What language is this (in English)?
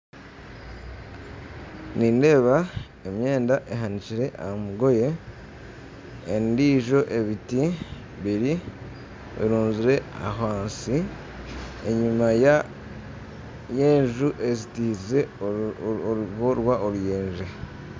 Nyankole